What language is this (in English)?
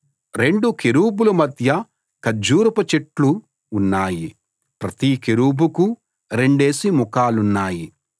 Telugu